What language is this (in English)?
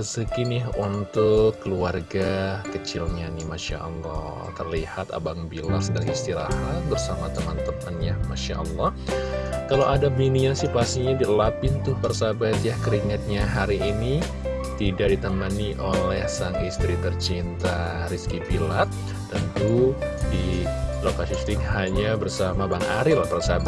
Indonesian